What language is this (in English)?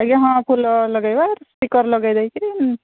Odia